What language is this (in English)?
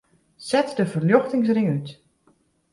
Western Frisian